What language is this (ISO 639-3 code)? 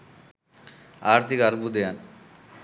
sin